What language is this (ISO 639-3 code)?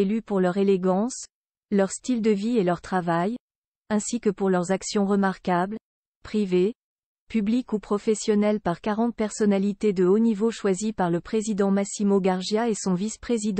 fra